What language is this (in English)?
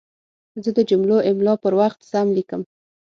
Pashto